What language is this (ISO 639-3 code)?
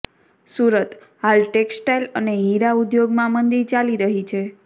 guj